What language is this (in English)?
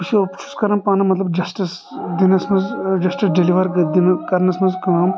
Kashmiri